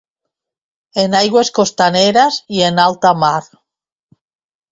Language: Catalan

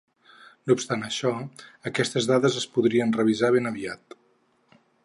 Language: Catalan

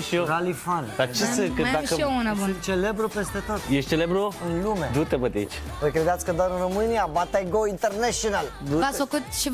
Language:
Romanian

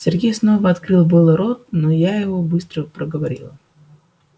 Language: Russian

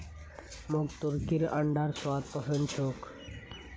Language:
Magahi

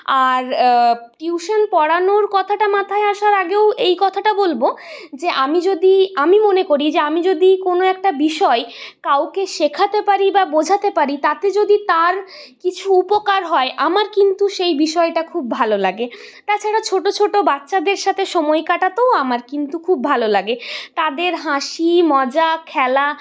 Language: Bangla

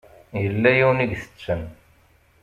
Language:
Kabyle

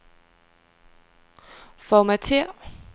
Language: Danish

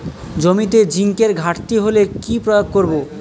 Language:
Bangla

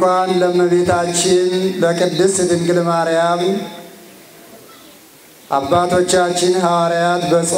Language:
Arabic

